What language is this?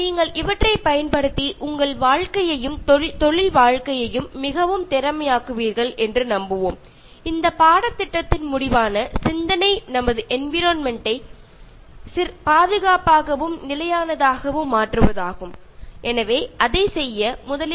Malayalam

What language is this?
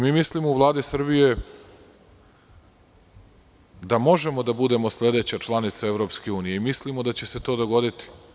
Serbian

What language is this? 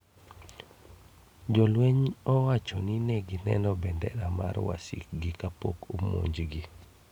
Luo (Kenya and Tanzania)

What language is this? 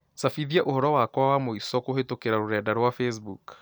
Kikuyu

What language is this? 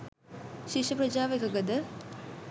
Sinhala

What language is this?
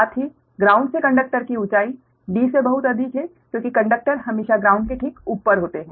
Hindi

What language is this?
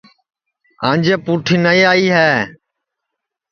Sansi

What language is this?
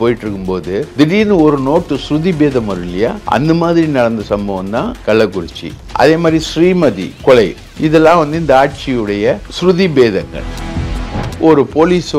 Tamil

